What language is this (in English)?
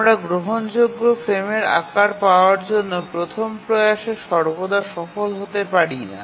Bangla